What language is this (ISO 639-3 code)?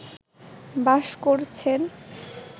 ben